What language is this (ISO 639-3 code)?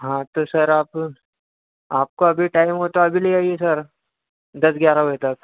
hin